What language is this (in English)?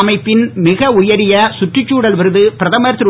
Tamil